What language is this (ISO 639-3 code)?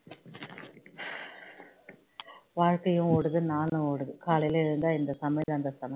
tam